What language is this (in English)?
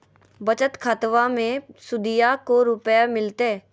Magahi